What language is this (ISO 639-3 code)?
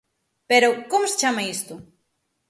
glg